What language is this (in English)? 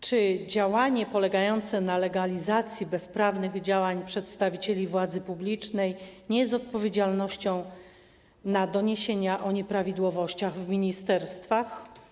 Polish